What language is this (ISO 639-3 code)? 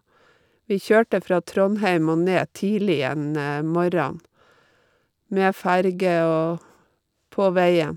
nor